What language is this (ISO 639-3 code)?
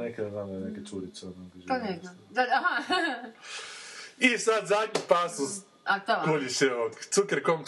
hrv